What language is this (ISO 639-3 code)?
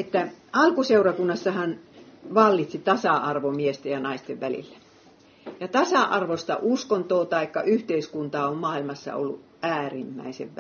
fin